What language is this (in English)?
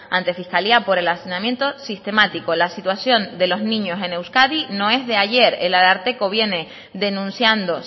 Spanish